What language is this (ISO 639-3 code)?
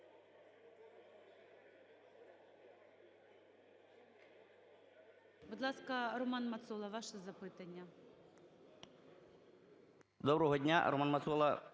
ukr